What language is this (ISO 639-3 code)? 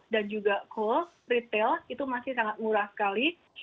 ind